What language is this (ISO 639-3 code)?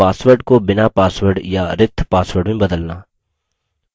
hin